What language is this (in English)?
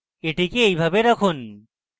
Bangla